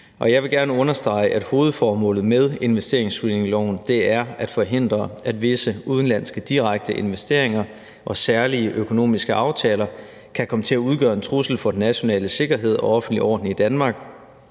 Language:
Danish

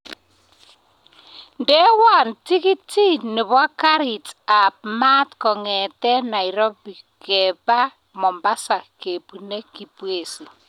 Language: Kalenjin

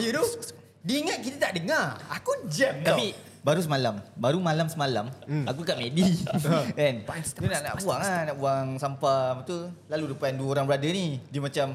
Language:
Malay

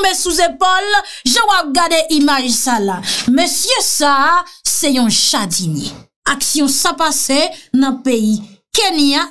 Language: French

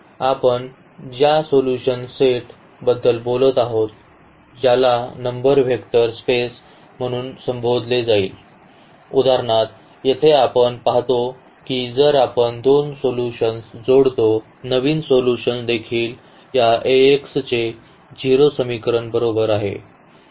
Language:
Marathi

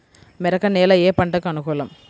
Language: Telugu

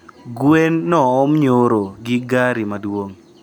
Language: Luo (Kenya and Tanzania)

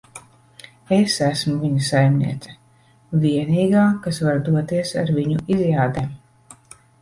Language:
Latvian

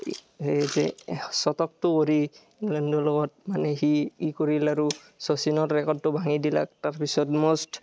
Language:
Assamese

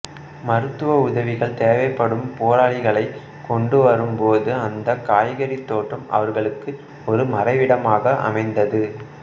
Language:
Tamil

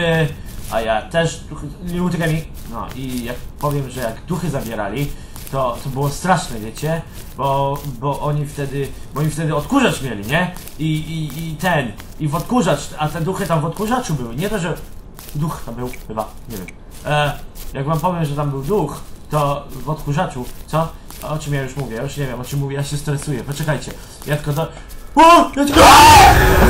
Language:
Polish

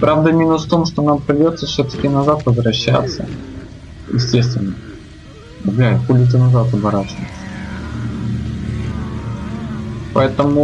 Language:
Russian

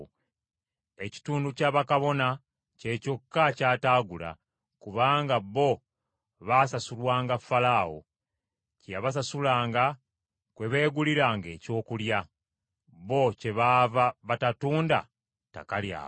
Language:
Ganda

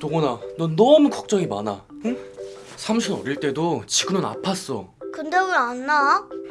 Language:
Korean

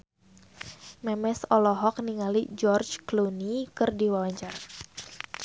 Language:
Sundanese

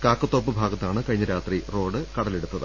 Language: Malayalam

